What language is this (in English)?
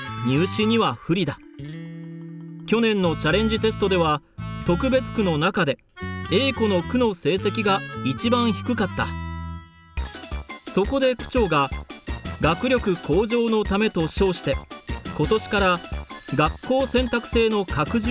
Japanese